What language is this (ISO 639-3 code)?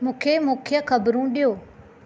snd